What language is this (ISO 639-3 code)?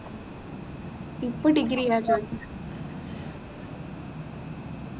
mal